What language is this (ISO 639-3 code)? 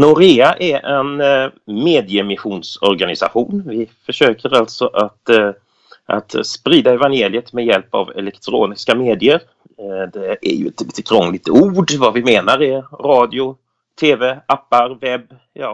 swe